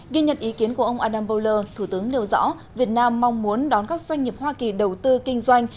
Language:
Vietnamese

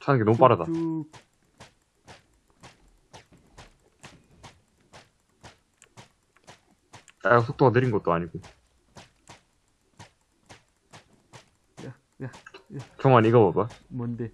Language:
Korean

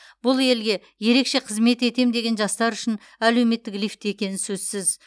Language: Kazakh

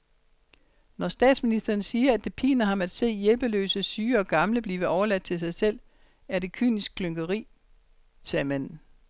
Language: Danish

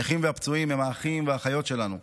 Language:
Hebrew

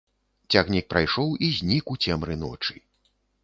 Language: Belarusian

